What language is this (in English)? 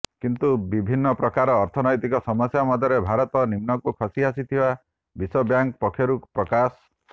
Odia